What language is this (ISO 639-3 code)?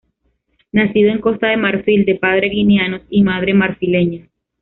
spa